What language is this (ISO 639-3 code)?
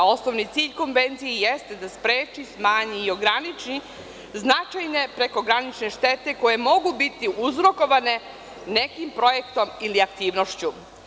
srp